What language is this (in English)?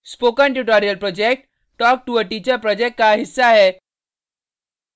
Hindi